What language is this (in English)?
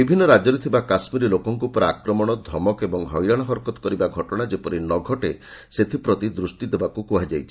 Odia